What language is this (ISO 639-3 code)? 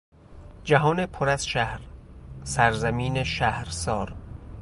fas